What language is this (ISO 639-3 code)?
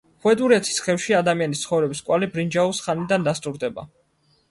kat